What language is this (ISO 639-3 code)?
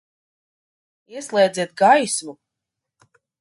lav